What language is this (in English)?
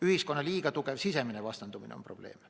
Estonian